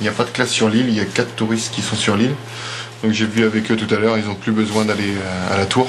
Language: French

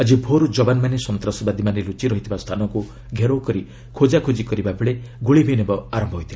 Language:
Odia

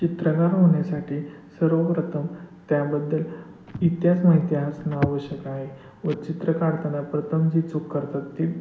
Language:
Marathi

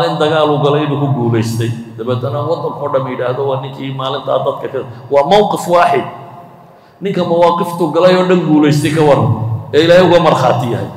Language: Arabic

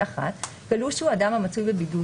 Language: Hebrew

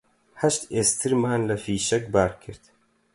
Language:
Central Kurdish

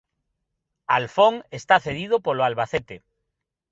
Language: Galician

